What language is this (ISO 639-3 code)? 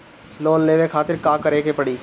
bho